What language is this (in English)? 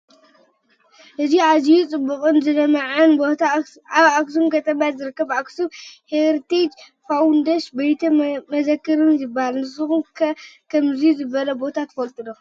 Tigrinya